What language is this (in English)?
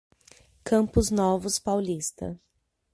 Portuguese